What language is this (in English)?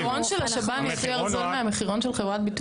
Hebrew